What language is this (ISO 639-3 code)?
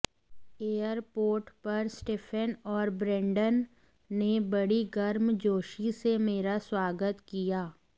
hin